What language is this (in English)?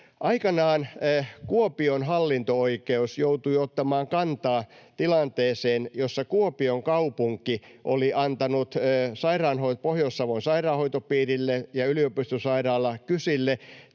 Finnish